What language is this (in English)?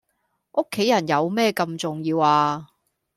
Cantonese